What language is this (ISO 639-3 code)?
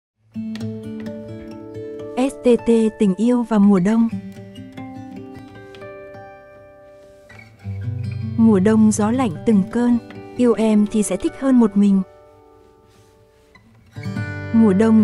vie